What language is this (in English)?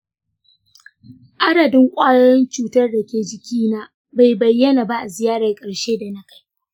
Hausa